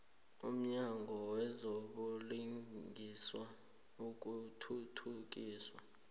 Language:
South Ndebele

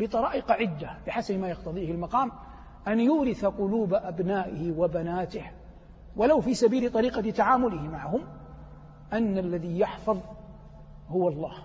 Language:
Arabic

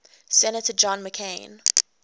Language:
English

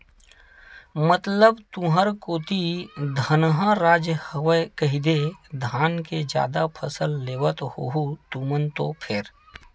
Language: Chhattisgarhi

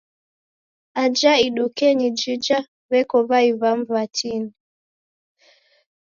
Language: Taita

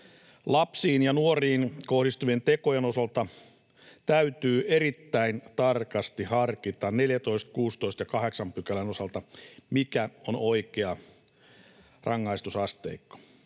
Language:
Finnish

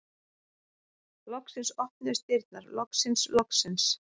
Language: Icelandic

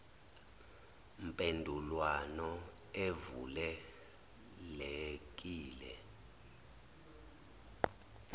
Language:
Zulu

